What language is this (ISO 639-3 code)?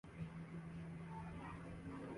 urd